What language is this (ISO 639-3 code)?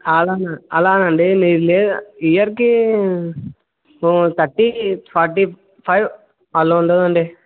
tel